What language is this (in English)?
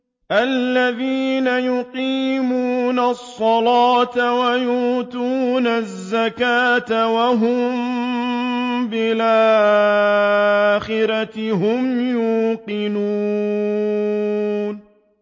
Arabic